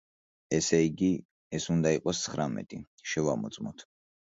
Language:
Georgian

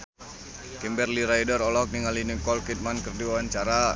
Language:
Sundanese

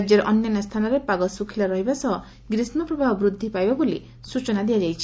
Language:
Odia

